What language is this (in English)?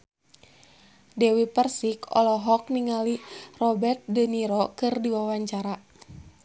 Sundanese